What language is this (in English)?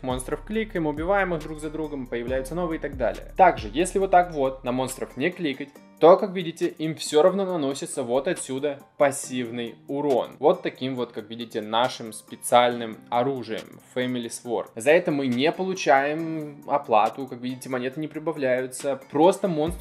Russian